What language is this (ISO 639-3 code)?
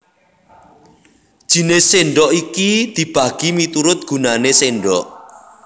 jav